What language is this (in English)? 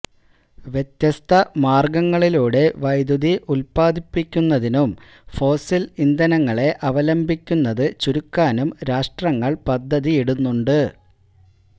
Malayalam